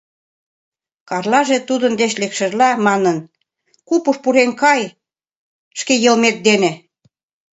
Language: Mari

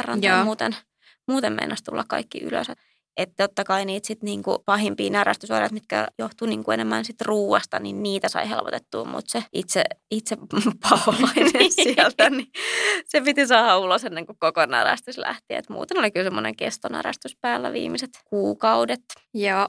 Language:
Finnish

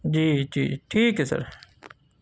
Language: Urdu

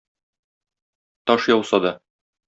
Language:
Tatar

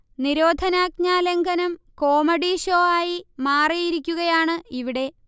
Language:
Malayalam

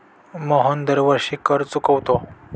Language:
Marathi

